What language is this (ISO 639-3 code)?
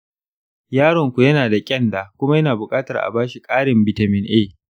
hau